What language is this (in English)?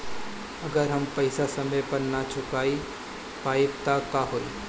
Bhojpuri